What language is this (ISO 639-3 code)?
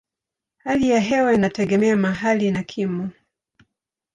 swa